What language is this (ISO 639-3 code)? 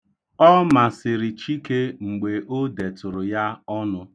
ibo